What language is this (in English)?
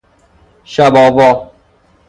Persian